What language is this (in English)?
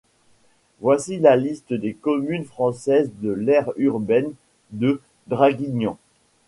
French